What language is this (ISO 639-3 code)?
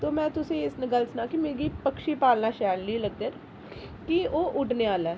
doi